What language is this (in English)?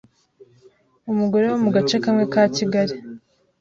Kinyarwanda